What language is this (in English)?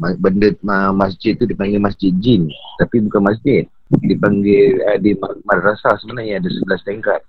Malay